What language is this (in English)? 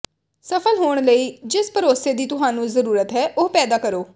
Punjabi